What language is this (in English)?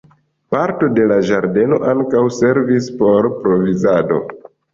Esperanto